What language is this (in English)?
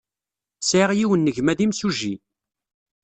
Kabyle